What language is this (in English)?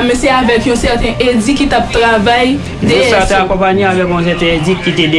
French